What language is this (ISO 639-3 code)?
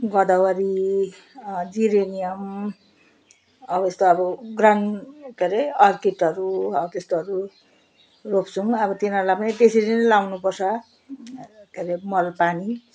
nep